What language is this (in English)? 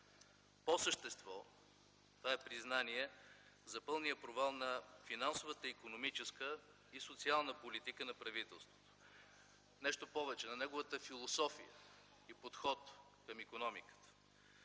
Bulgarian